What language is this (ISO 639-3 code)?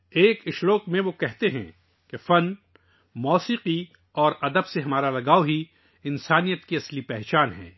urd